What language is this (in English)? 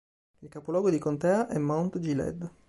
Italian